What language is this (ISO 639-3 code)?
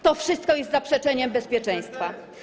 pol